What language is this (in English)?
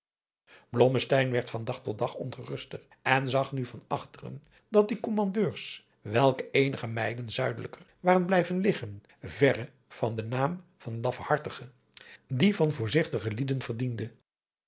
Dutch